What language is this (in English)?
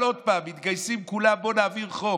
Hebrew